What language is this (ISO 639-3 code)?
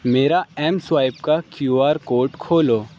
urd